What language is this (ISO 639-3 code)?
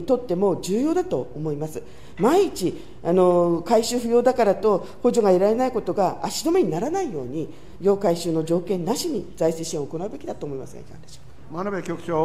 jpn